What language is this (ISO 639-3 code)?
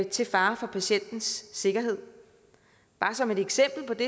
dan